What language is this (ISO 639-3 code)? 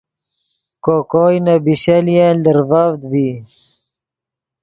ydg